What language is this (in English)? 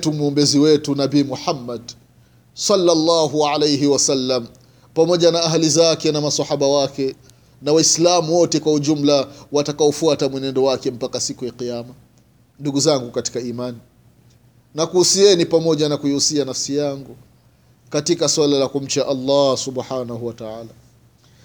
Swahili